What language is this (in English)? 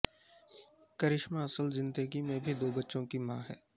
Urdu